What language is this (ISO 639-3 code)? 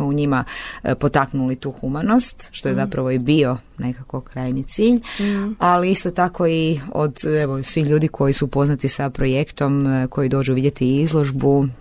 hrv